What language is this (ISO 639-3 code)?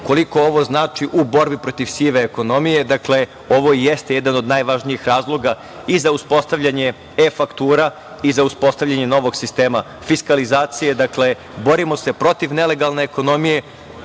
srp